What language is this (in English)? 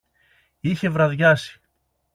Greek